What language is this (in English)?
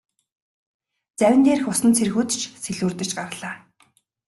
Mongolian